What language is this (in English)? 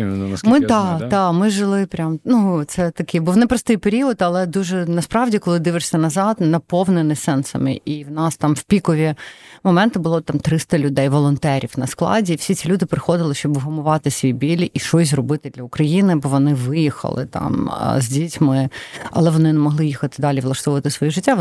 Ukrainian